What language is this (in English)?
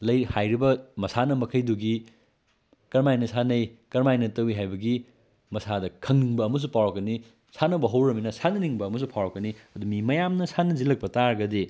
Manipuri